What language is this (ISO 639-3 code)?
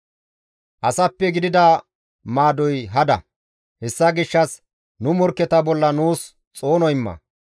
gmv